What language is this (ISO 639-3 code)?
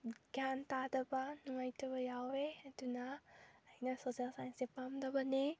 mni